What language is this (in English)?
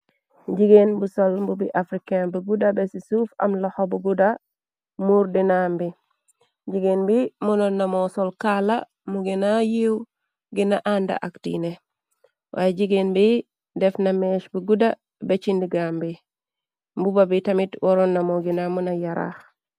Wolof